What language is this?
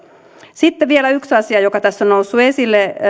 Finnish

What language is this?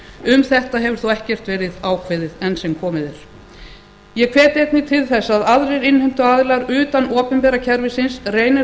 Icelandic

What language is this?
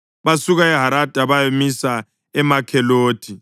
North Ndebele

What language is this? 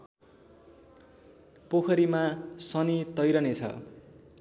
Nepali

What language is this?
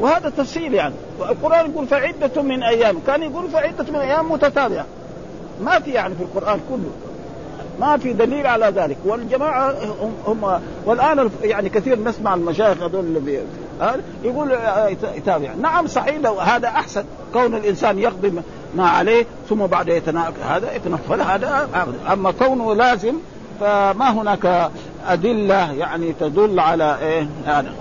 Arabic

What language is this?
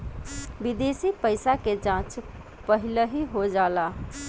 Bhojpuri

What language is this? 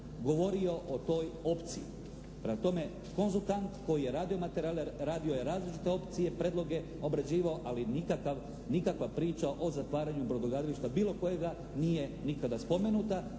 Croatian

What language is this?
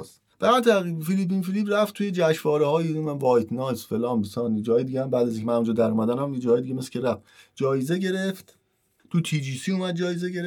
Persian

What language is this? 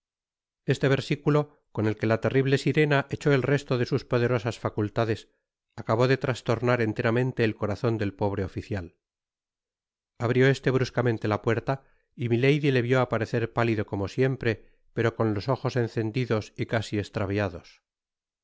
Spanish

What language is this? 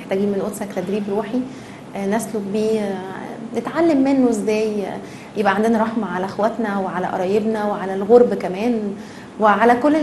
Arabic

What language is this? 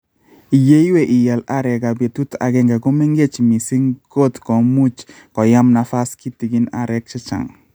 Kalenjin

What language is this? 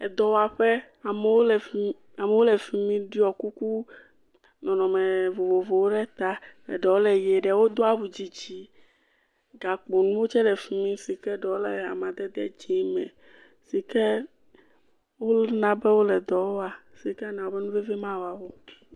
Ewe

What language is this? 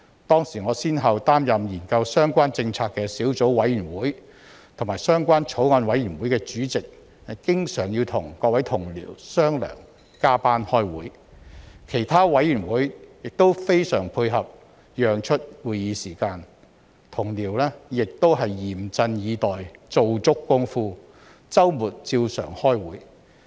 Cantonese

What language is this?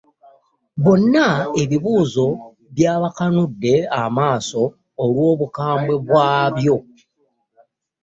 Ganda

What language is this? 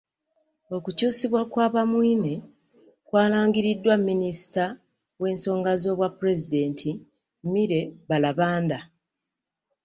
Ganda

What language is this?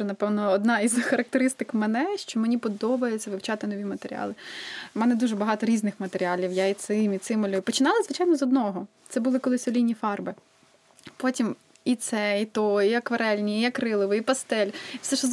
Ukrainian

